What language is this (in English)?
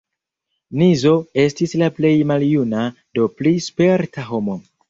Esperanto